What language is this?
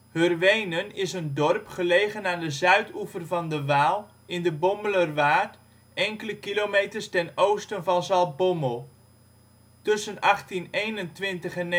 Dutch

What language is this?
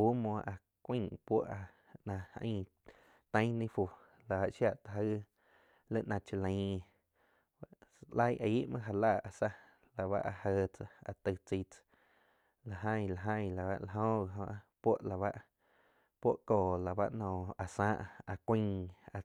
Quiotepec Chinantec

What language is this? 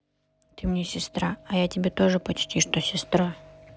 Russian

